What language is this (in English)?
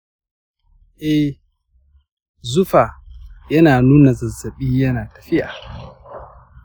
Hausa